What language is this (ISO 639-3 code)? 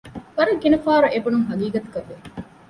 div